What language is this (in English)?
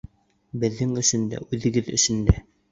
Bashkir